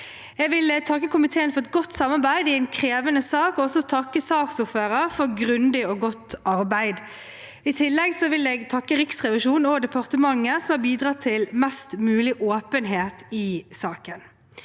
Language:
Norwegian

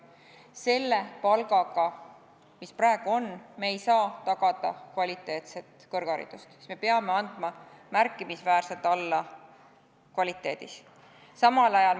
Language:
Estonian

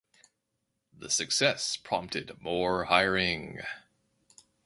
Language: English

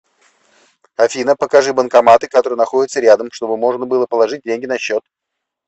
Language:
Russian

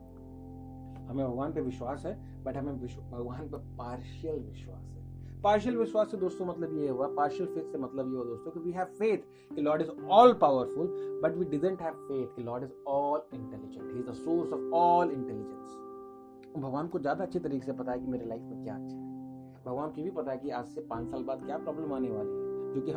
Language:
Hindi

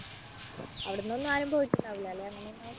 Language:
Malayalam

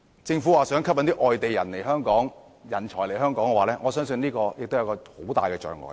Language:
Cantonese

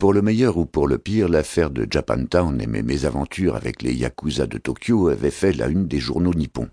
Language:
French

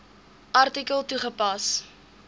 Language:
Afrikaans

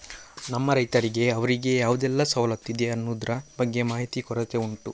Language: Kannada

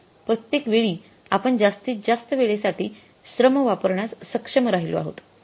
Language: Marathi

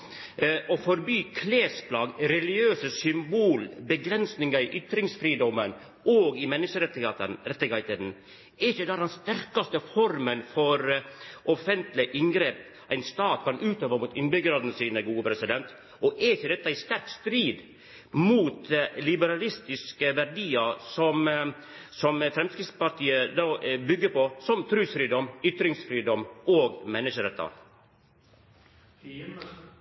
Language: Norwegian Nynorsk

